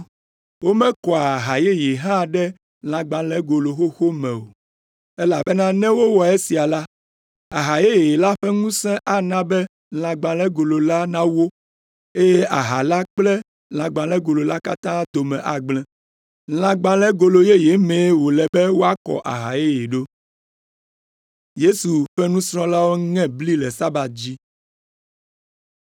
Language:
Ewe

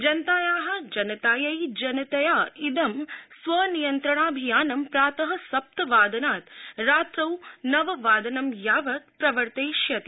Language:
Sanskrit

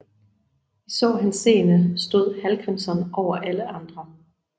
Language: Danish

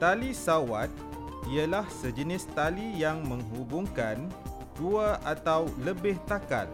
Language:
Malay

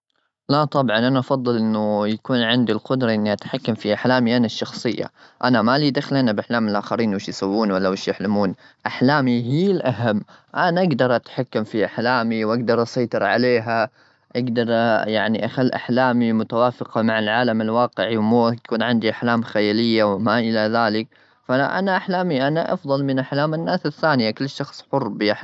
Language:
Gulf Arabic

